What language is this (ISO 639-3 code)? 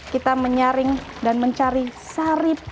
ind